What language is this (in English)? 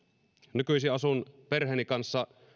Finnish